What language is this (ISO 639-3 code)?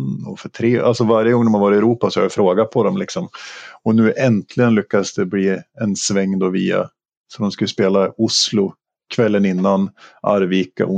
swe